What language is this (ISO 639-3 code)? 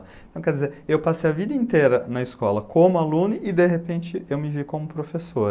por